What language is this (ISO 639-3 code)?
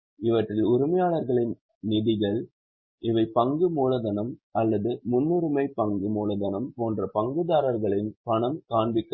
tam